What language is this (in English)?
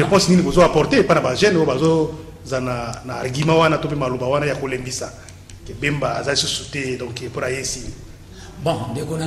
French